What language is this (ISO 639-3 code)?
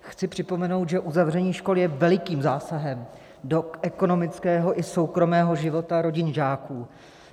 ces